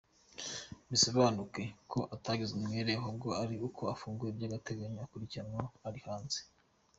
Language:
Kinyarwanda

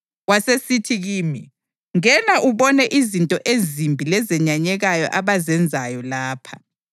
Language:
North Ndebele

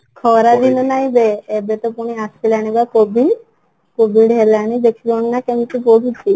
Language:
Odia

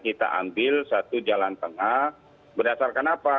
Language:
Indonesian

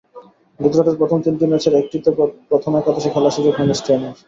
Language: Bangla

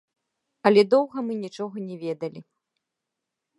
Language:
Belarusian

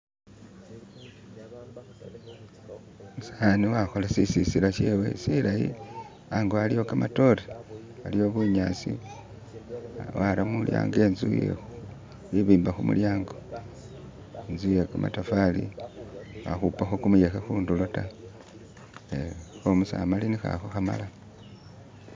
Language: Masaaba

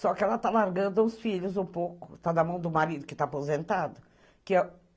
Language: Portuguese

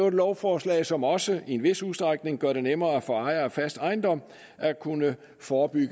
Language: Danish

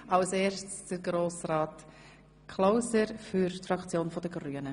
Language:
Swiss German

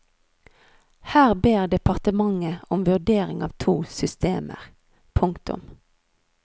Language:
Norwegian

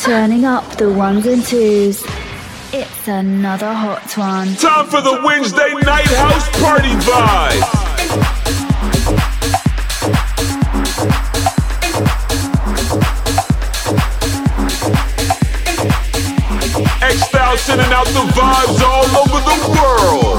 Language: English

